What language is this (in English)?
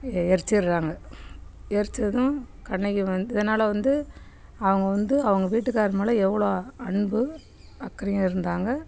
Tamil